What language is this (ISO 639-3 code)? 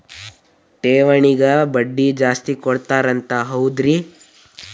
kan